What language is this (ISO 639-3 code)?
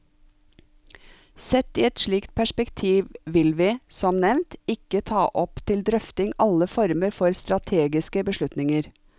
nor